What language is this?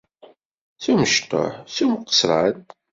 Kabyle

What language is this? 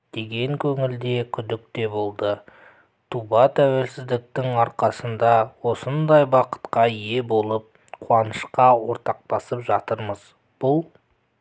Kazakh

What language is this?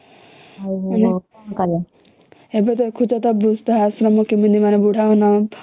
Odia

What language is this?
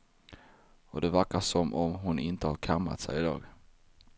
Swedish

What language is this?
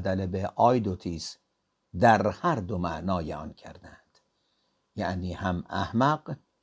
Persian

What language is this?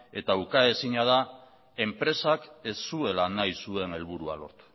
Basque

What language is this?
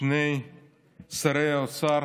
Hebrew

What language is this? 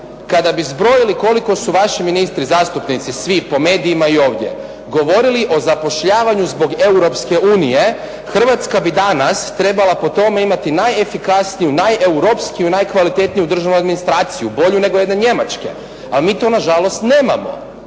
Croatian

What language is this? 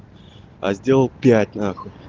Russian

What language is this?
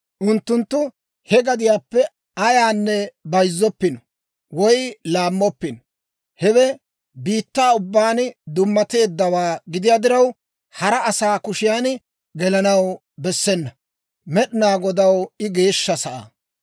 Dawro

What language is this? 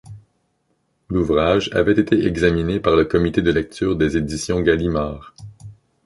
French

